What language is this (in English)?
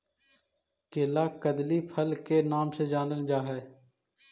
Magahi